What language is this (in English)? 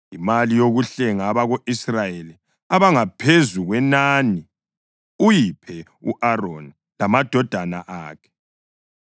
North Ndebele